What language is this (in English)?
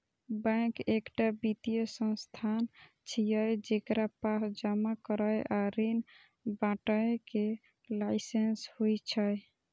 Maithili